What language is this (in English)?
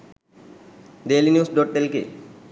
Sinhala